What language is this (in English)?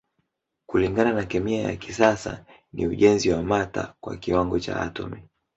Swahili